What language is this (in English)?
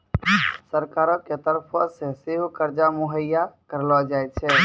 Maithili